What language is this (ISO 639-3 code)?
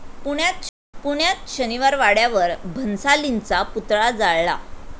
mar